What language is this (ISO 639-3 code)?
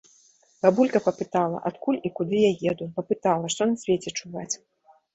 bel